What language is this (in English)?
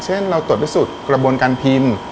Thai